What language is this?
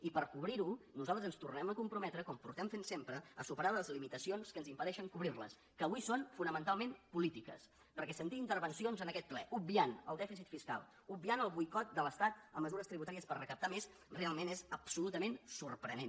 Catalan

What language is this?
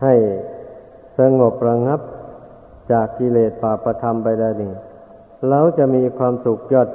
Thai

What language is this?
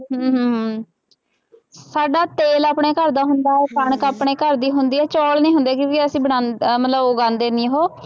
Punjabi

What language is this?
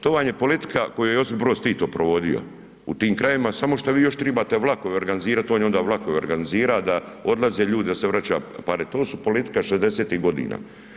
Croatian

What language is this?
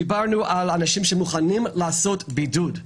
Hebrew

